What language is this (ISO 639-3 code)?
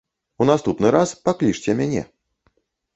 bel